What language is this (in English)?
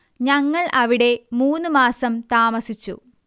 Malayalam